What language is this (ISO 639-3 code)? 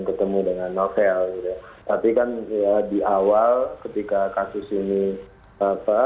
ind